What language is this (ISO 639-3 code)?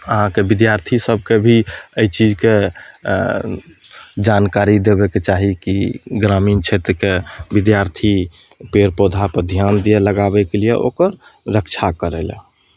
mai